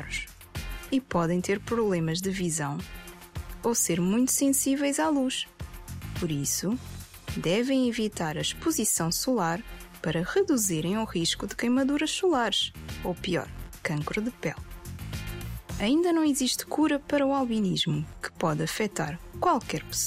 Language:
Portuguese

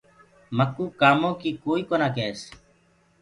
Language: Gurgula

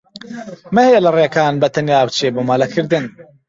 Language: Central Kurdish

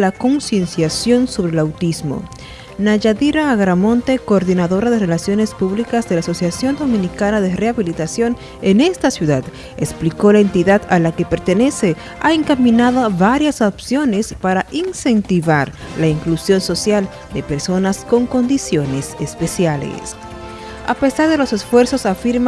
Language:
Spanish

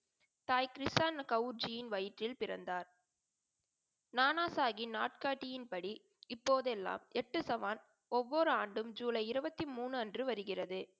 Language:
Tamil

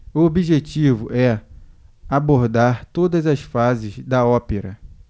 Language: Portuguese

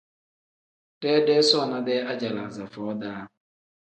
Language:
Tem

